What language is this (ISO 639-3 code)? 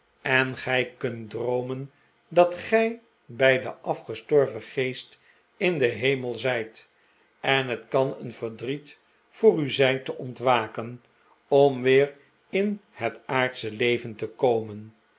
nld